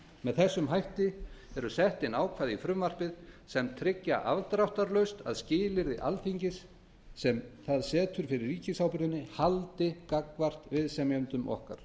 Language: Icelandic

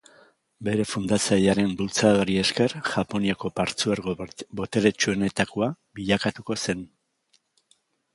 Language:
Basque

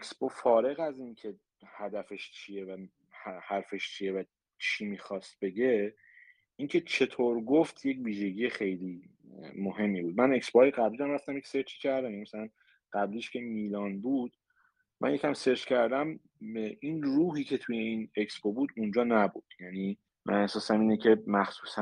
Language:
Persian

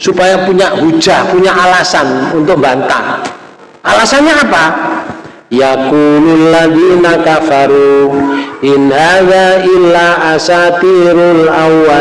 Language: Indonesian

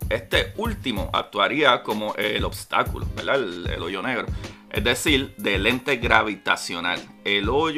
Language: Spanish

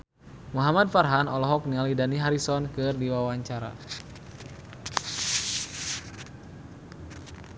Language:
Sundanese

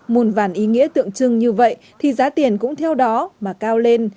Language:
Vietnamese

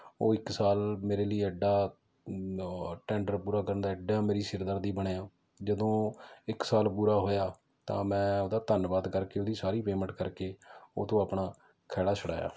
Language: Punjabi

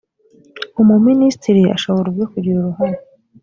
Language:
Kinyarwanda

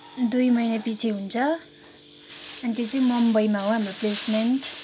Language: Nepali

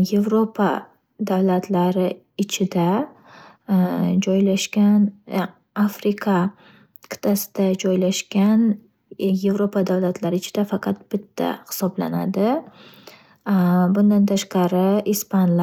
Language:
Uzbek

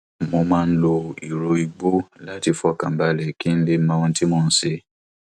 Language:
Yoruba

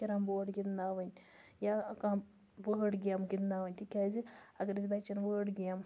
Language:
Kashmiri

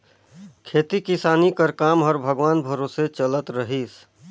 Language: Chhattisgarhi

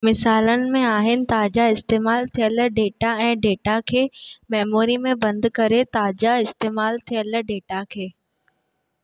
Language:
Sindhi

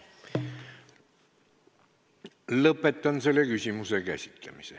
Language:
Estonian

